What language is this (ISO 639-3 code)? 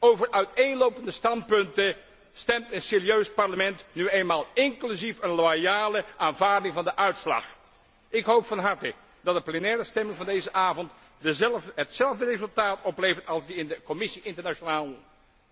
nld